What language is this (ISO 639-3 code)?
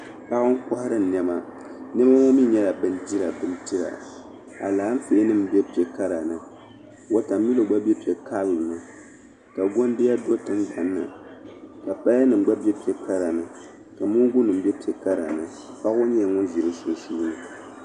dag